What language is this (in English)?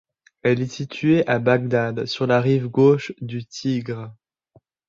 French